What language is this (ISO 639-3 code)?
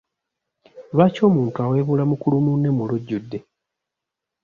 lug